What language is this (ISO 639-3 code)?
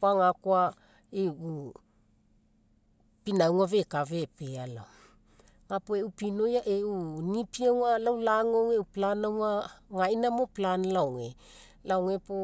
mek